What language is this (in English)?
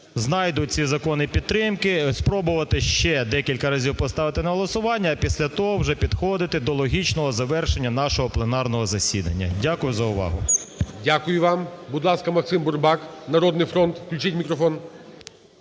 Ukrainian